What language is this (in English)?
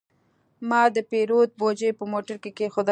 Pashto